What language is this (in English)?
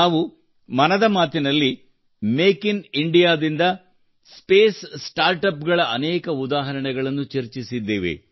Kannada